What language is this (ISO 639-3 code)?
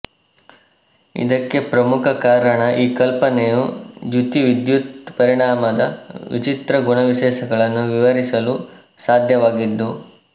kan